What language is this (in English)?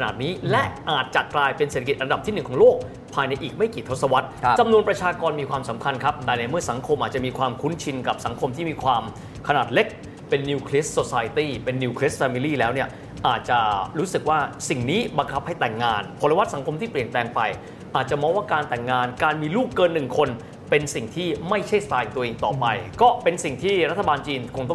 Thai